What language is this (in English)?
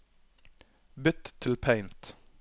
Norwegian